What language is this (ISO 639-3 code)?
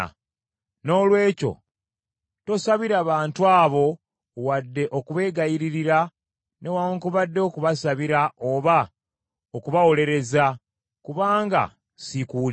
lug